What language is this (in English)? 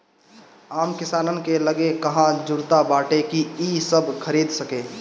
Bhojpuri